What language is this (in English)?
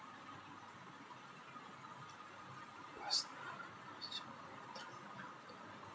Hindi